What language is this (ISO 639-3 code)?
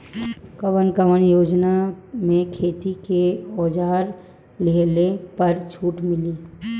bho